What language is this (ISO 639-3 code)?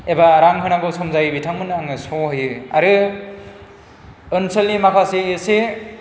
brx